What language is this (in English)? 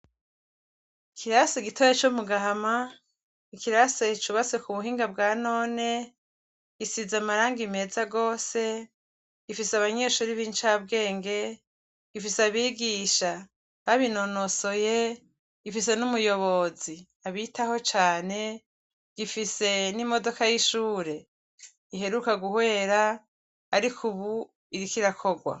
Rundi